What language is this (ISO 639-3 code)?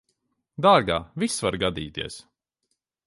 lav